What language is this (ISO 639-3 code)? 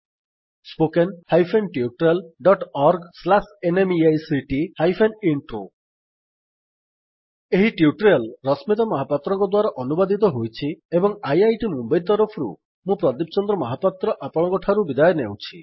ori